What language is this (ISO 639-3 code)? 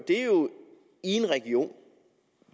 dan